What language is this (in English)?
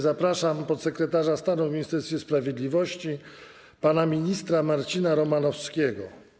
Polish